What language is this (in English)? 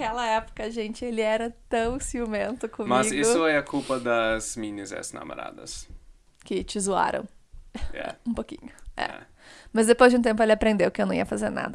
Portuguese